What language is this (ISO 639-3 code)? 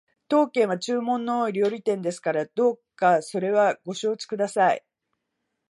jpn